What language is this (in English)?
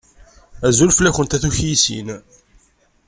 Kabyle